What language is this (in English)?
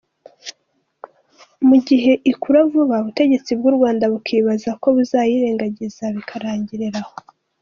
Kinyarwanda